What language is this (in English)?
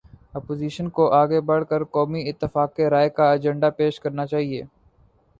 Urdu